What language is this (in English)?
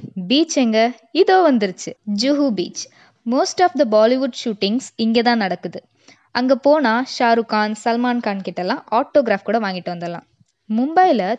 Tamil